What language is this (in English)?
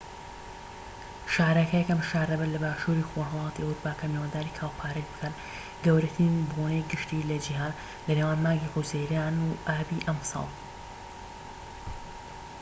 Central Kurdish